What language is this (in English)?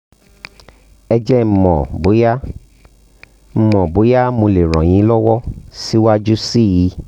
Yoruba